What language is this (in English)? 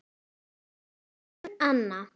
Icelandic